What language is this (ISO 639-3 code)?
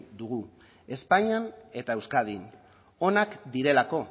eus